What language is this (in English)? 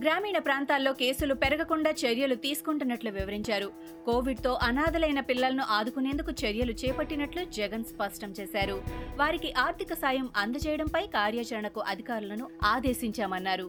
Telugu